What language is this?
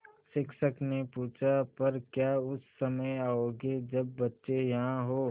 Hindi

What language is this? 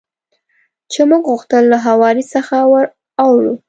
Pashto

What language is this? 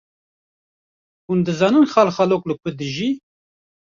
Kurdish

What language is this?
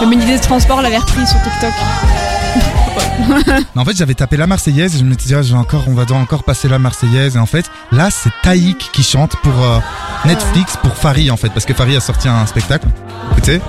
French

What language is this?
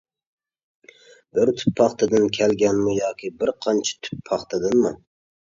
Uyghur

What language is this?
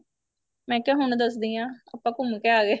Punjabi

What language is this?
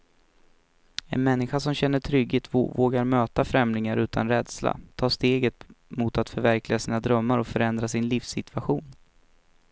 Swedish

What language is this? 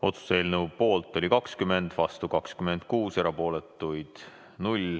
Estonian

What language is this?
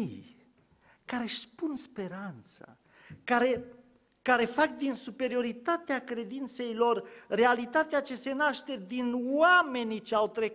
Romanian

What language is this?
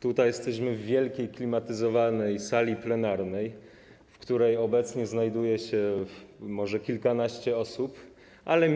Polish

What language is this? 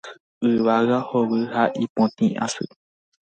Guarani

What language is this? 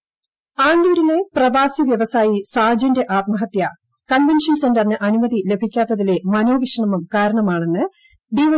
Malayalam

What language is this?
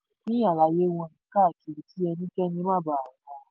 Yoruba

